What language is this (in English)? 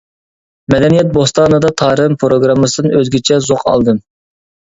Uyghur